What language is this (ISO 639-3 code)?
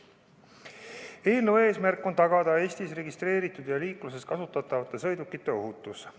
est